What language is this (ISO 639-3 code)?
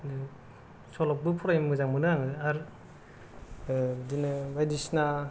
brx